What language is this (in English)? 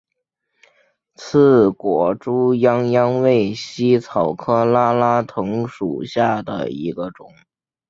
Chinese